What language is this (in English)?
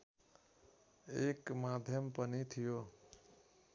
Nepali